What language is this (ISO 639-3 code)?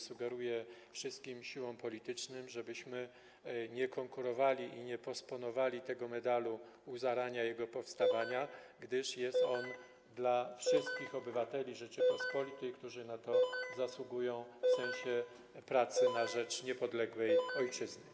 pol